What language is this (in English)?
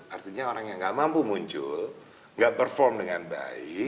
Indonesian